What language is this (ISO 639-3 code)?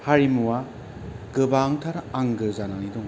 brx